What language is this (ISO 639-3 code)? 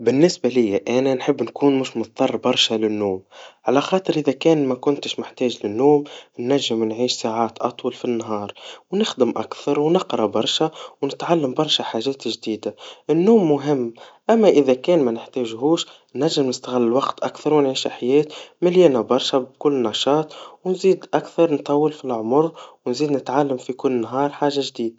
aeb